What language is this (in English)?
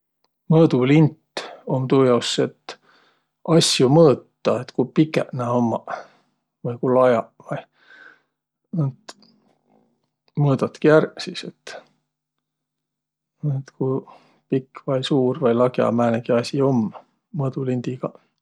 Võro